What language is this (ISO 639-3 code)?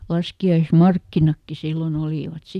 fin